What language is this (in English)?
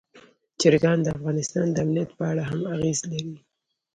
Pashto